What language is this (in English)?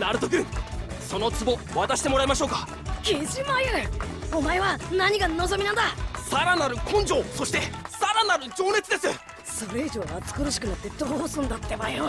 Japanese